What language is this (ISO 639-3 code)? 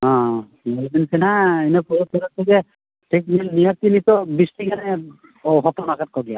sat